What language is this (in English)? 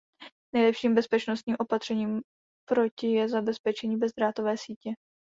Czech